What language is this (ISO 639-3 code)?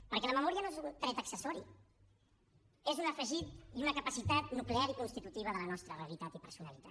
cat